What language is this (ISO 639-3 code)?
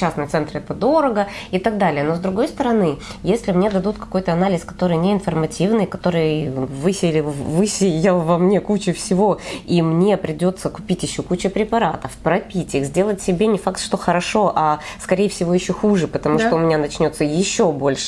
rus